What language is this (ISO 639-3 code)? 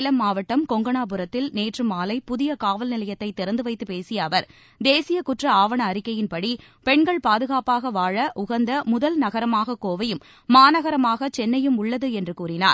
tam